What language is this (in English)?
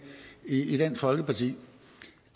Danish